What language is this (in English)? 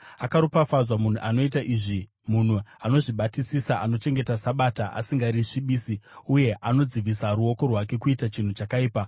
Shona